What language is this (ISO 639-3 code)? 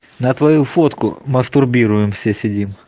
rus